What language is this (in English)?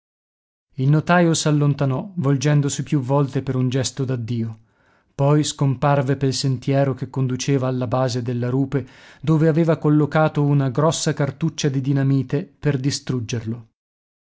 Italian